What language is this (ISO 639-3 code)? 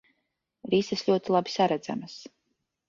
lav